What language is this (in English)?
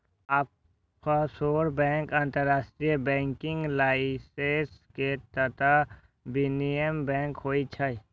Maithili